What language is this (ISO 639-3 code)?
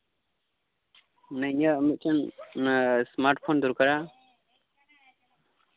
sat